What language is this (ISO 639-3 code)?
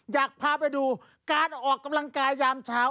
tha